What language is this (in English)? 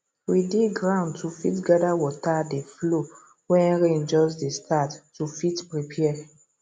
Nigerian Pidgin